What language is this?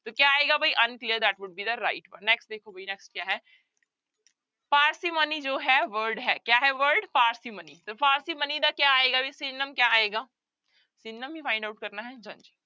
Punjabi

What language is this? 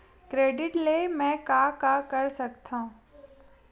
Chhattisgarhi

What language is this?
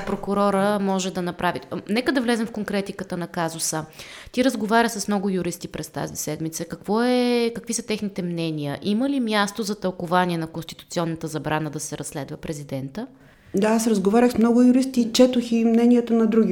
Bulgarian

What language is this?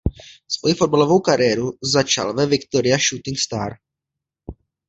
Czech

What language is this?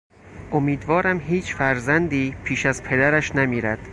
Persian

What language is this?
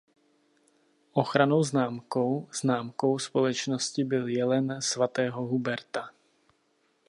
Czech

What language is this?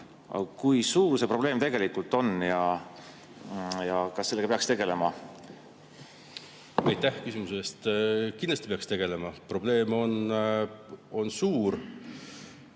Estonian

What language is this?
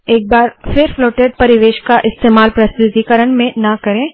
Hindi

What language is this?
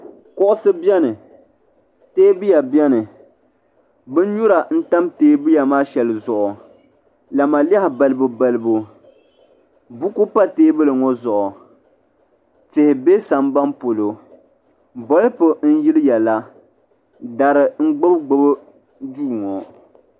Dagbani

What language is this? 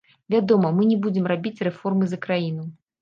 Belarusian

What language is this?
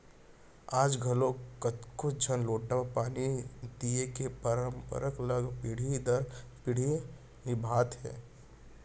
Chhattisgarhi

